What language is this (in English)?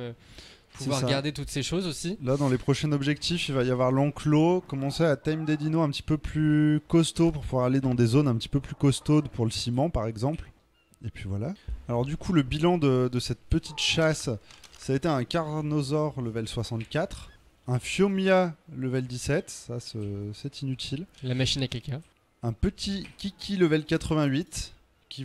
French